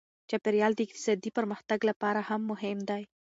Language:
Pashto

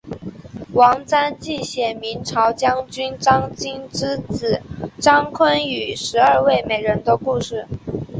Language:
Chinese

